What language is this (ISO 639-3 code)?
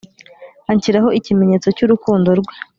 kin